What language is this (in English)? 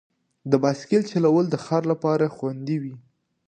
Pashto